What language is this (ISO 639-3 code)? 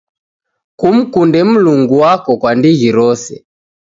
dav